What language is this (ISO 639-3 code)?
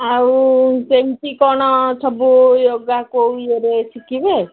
ori